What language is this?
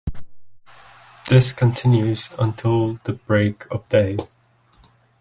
English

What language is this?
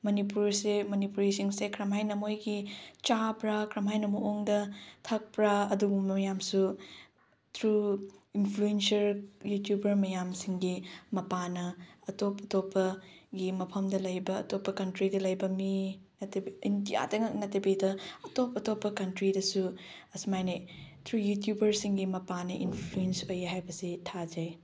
Manipuri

